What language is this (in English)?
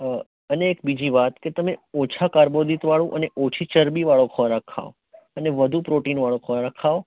Gujarati